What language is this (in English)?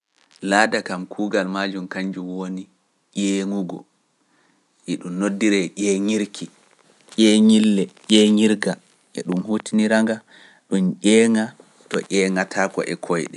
Pular